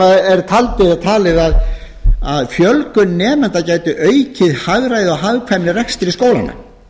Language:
Icelandic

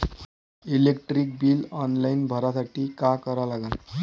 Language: Marathi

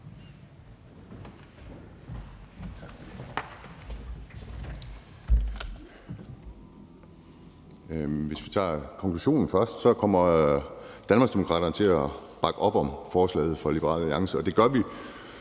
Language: Danish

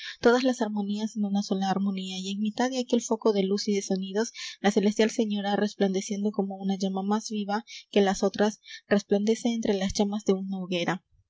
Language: Spanish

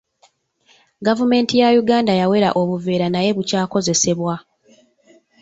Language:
Ganda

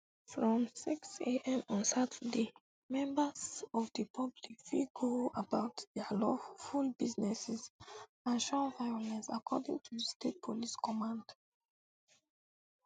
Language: Nigerian Pidgin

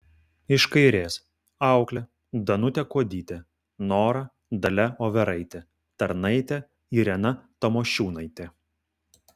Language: Lithuanian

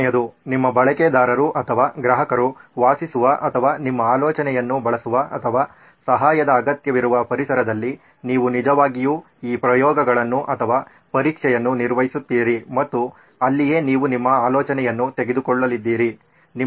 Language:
Kannada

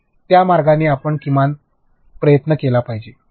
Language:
Marathi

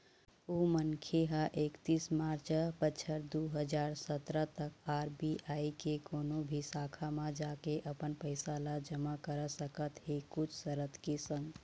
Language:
Chhattisgarhi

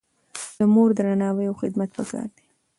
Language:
Pashto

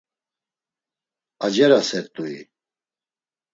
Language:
Laz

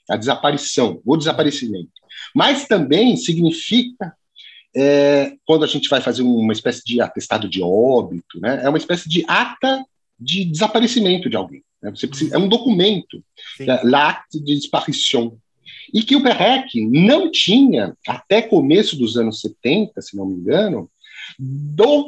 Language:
Portuguese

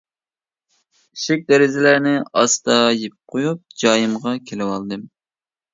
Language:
Uyghur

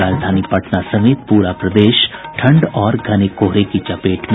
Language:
Hindi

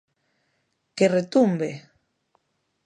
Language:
Galician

